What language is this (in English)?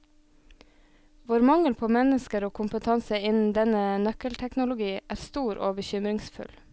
Norwegian